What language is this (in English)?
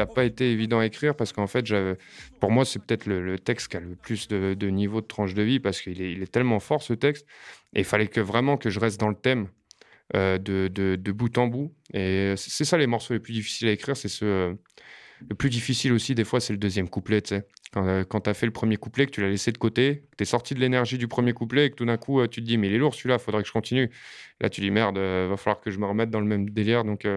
French